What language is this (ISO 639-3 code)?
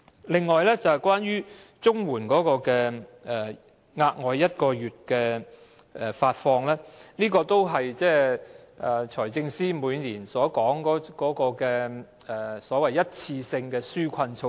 yue